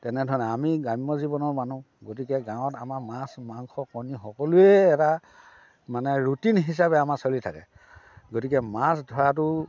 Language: Assamese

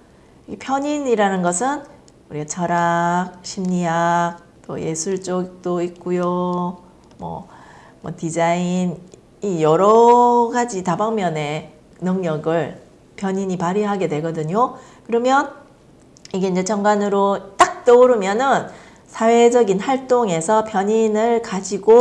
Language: Korean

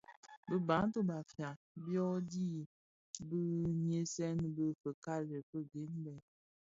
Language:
Bafia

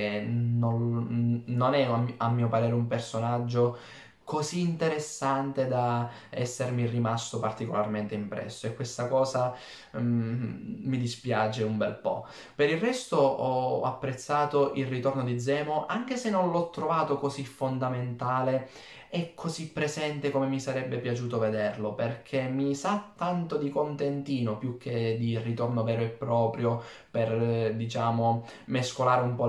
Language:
Italian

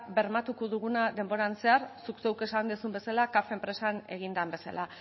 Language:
Basque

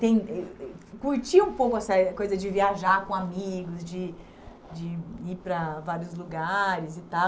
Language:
Portuguese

